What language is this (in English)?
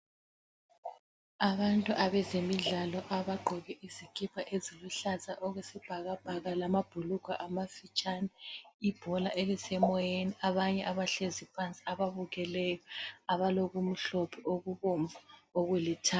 North Ndebele